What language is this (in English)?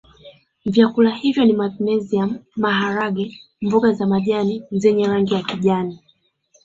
Swahili